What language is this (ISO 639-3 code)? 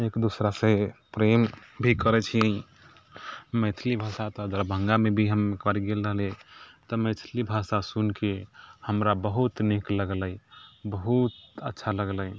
mai